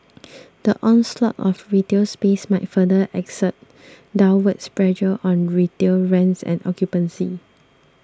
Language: English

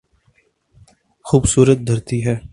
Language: Urdu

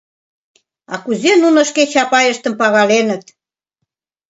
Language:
Mari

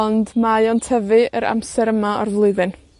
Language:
Welsh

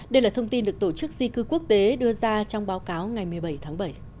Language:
Vietnamese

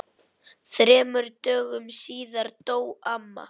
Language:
Icelandic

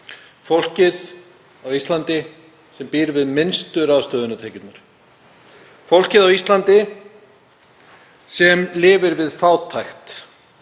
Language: Icelandic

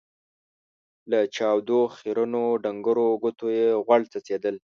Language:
Pashto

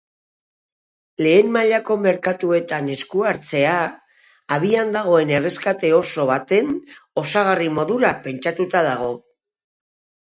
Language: Basque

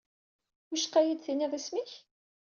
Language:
Kabyle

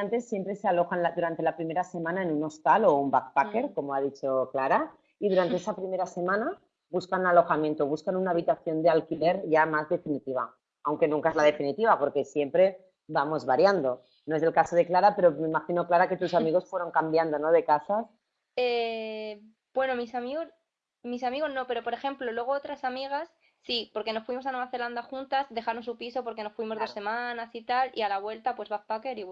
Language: Spanish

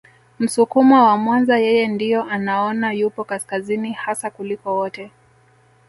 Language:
Swahili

